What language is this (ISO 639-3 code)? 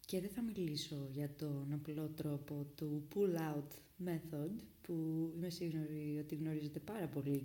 ell